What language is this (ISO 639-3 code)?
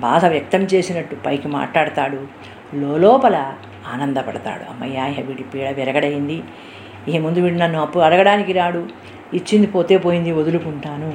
tel